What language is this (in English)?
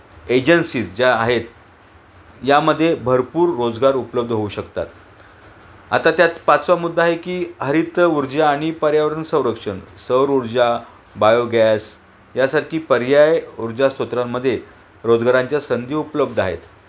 Marathi